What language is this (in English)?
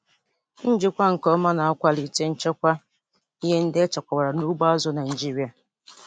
Igbo